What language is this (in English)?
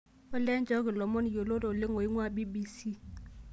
Masai